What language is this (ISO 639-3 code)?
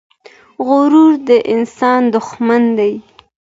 pus